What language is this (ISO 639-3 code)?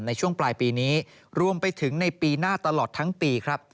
tha